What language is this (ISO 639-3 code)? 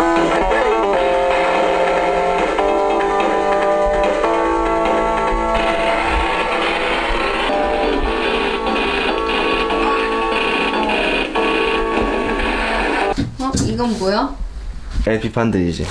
kor